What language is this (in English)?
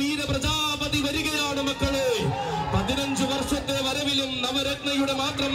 Malayalam